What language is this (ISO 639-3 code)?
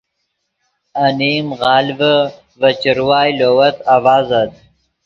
ydg